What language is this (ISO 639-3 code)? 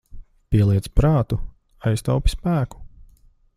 lav